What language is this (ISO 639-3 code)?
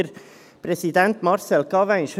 gsw